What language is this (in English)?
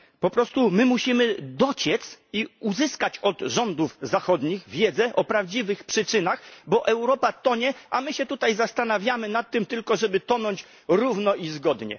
Polish